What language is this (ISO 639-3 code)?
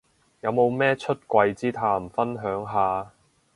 yue